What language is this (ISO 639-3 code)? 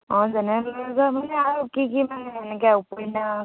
asm